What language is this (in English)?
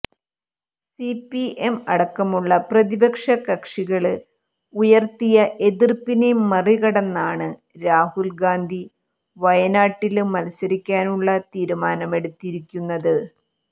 Malayalam